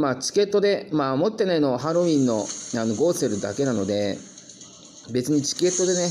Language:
Japanese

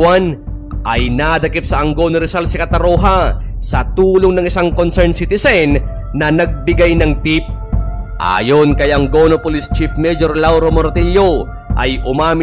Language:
Filipino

